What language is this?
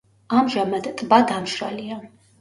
Georgian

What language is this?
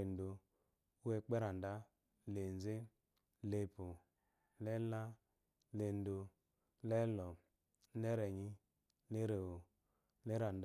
Eloyi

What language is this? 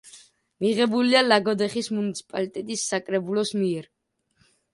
Georgian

